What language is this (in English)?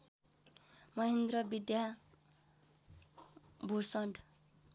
Nepali